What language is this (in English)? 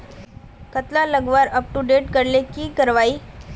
Magahi